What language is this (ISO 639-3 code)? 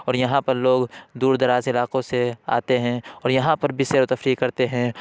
urd